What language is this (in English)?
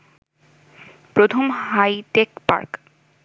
Bangla